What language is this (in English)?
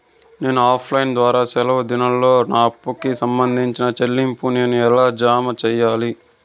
Telugu